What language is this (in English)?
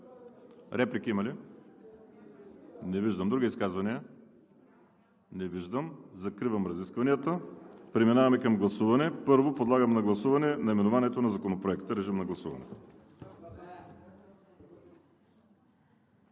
Bulgarian